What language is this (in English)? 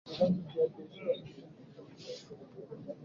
Swahili